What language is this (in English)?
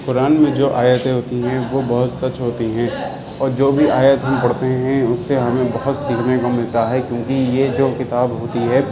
Urdu